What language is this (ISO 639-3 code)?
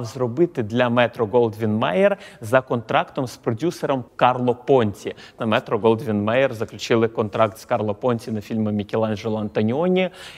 ukr